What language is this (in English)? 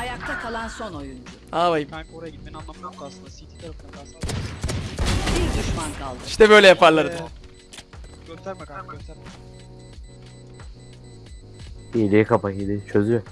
Turkish